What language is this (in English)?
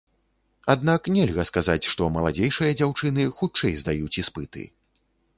Belarusian